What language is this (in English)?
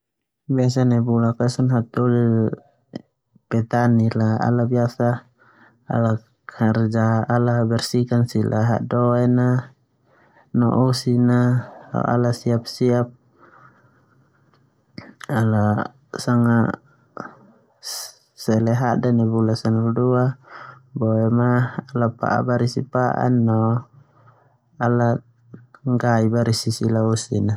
Termanu